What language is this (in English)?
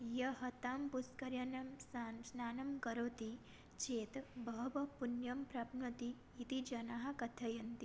Sanskrit